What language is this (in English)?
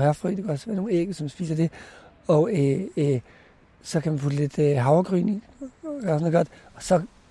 Danish